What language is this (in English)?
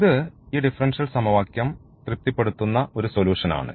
Malayalam